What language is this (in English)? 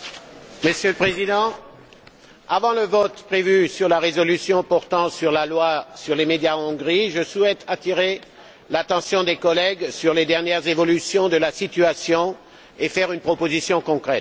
French